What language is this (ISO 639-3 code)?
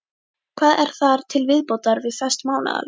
isl